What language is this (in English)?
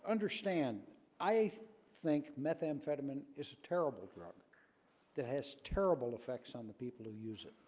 English